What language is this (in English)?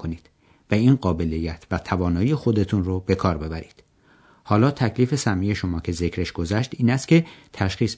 Persian